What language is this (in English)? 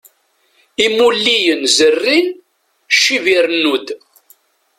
Kabyle